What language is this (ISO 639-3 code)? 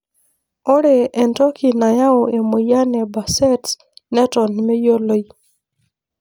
mas